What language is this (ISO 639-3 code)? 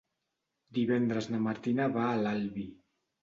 cat